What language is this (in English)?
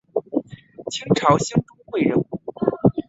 Chinese